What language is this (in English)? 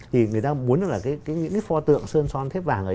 Vietnamese